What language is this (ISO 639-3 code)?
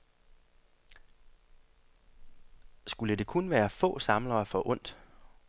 dan